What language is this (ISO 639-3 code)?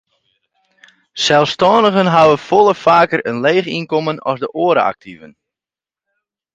fry